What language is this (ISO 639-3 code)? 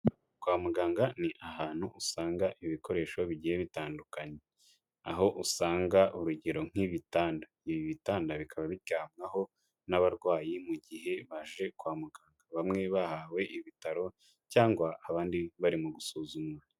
kin